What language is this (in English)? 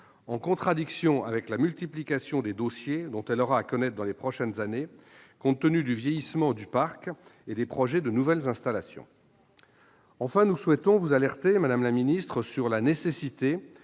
French